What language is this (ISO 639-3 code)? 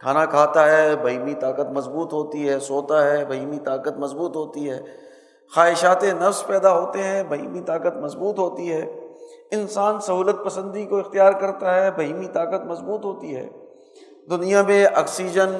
urd